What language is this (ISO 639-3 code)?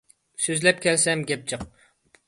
uig